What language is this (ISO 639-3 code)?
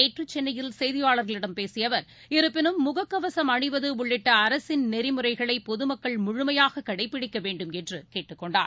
tam